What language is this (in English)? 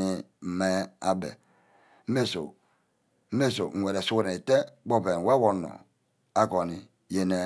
Ubaghara